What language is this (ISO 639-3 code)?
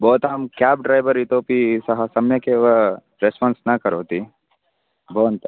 san